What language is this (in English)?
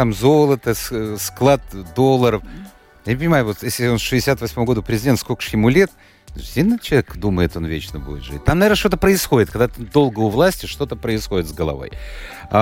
Russian